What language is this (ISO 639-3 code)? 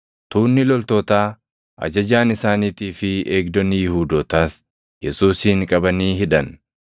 orm